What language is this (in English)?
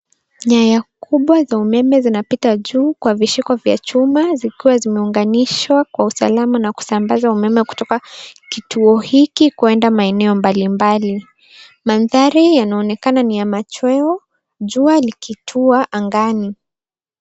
Swahili